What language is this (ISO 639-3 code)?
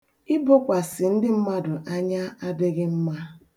ibo